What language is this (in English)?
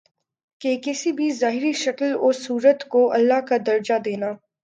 Urdu